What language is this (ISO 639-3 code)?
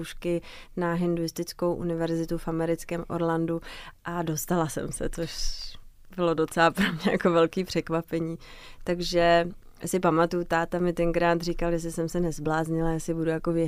ces